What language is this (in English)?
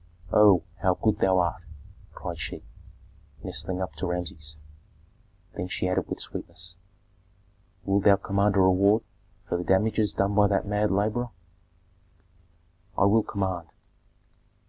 English